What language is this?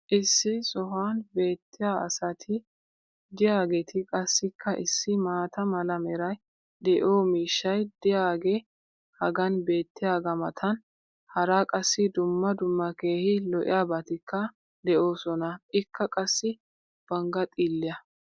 Wolaytta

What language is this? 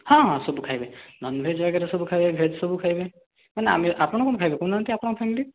Odia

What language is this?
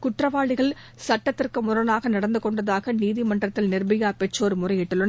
Tamil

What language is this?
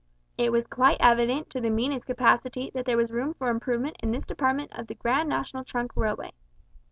English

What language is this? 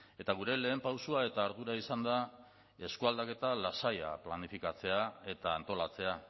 Basque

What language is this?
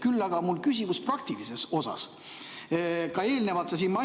Estonian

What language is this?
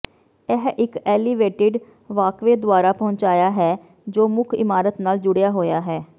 Punjabi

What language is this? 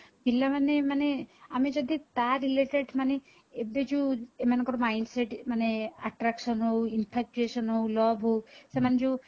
Odia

